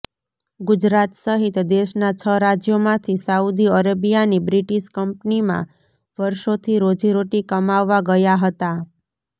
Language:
Gujarati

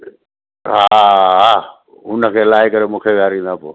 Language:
Sindhi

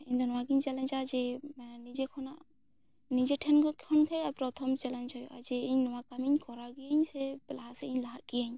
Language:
Santali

